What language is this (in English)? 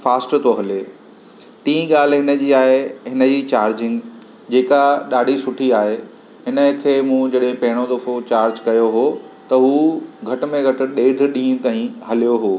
Sindhi